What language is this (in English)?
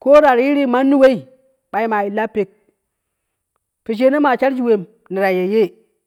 Kushi